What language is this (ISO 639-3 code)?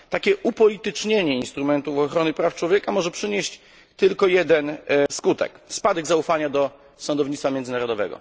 pol